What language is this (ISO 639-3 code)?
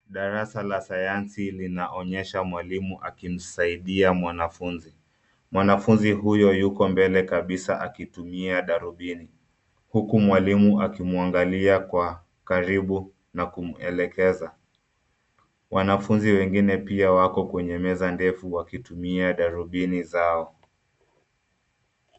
swa